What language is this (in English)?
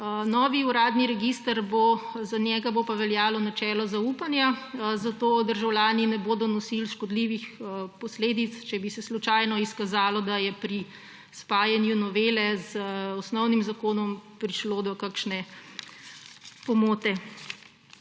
Slovenian